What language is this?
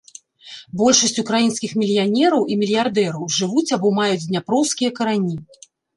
Belarusian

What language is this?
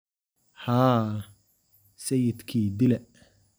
Somali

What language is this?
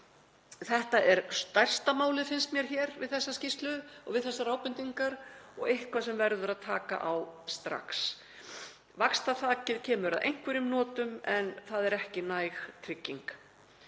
Icelandic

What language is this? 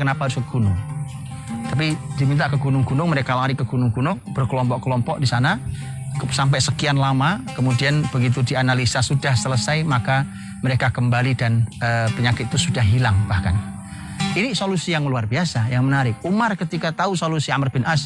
Indonesian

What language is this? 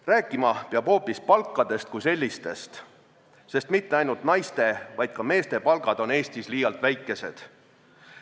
Estonian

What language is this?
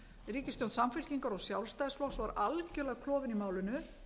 Icelandic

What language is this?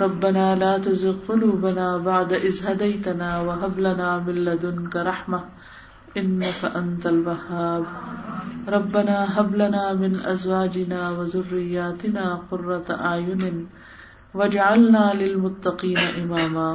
Urdu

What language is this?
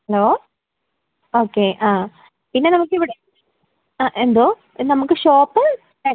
Malayalam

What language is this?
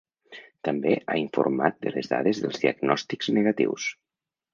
Catalan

